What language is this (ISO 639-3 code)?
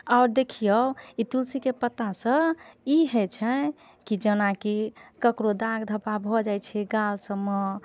mai